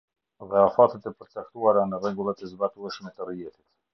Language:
Albanian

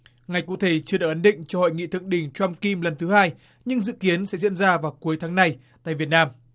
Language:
Vietnamese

